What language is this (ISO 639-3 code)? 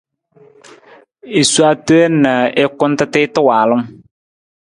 nmz